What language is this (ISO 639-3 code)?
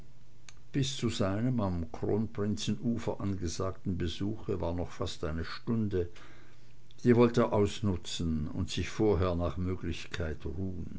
deu